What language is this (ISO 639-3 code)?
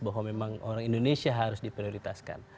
ind